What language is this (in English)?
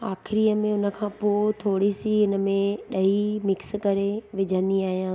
Sindhi